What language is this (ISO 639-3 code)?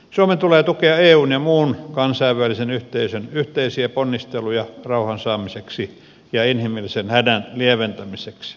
fin